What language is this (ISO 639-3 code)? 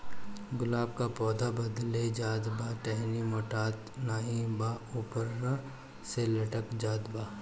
bho